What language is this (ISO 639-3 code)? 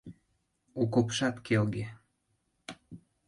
chm